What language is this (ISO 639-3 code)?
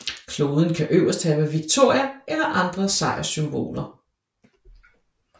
dan